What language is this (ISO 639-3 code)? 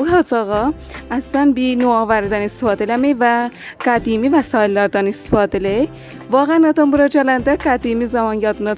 fas